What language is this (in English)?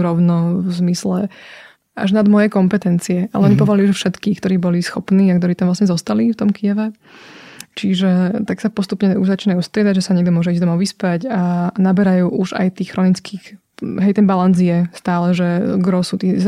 Slovak